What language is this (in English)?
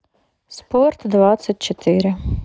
Russian